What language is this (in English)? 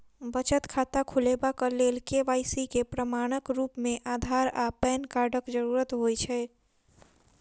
Maithili